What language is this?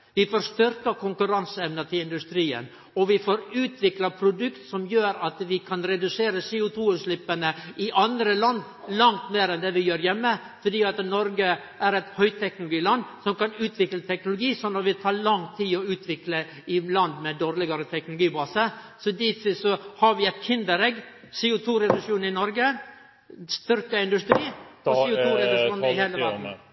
Norwegian Nynorsk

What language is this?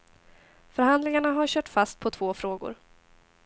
Swedish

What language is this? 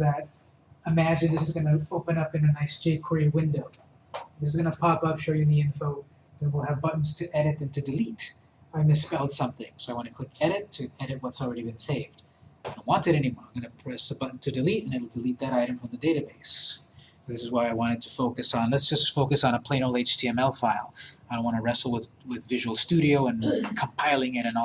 English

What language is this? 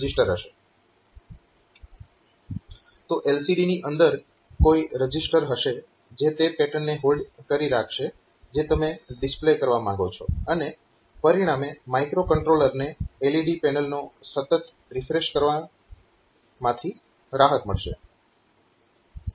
Gujarati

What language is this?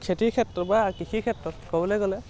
Assamese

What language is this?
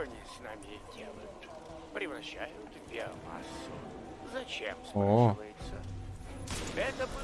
Russian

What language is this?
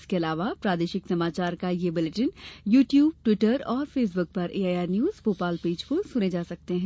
Hindi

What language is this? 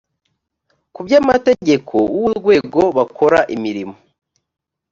Kinyarwanda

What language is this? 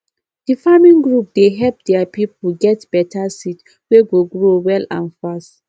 Nigerian Pidgin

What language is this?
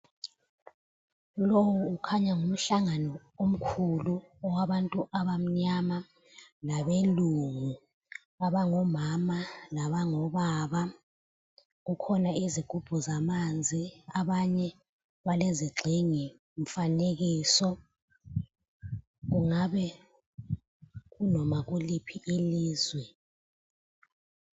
North Ndebele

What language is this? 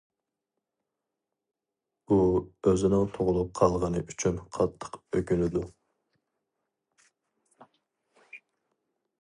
Uyghur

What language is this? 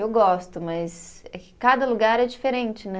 Portuguese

